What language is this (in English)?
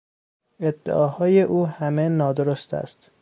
Persian